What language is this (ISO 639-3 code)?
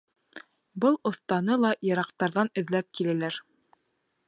bak